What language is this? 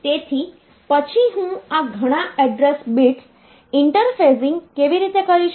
Gujarati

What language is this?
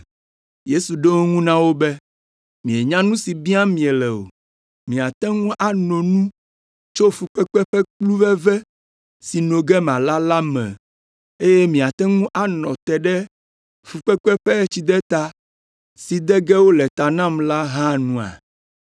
Ewe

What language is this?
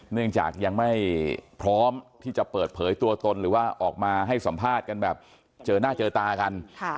Thai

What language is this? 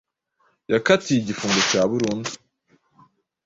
Kinyarwanda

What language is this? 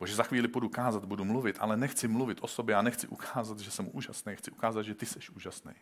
Czech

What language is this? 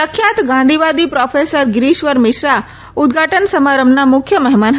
Gujarati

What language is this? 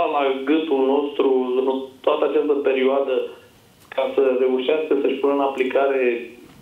Romanian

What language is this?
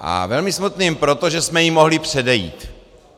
Czech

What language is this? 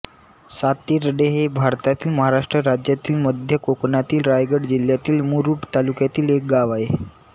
Marathi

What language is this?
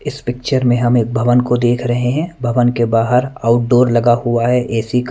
Hindi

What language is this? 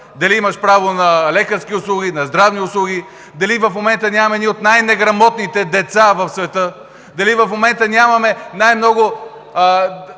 Bulgarian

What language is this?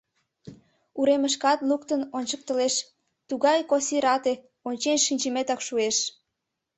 Mari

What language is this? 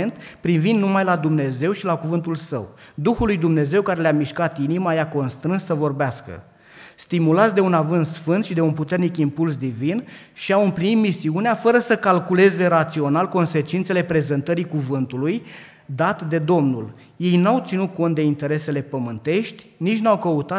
Romanian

